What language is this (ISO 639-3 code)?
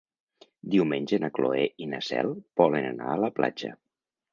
cat